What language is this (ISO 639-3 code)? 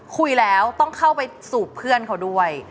tha